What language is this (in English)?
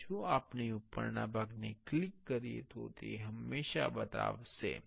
Gujarati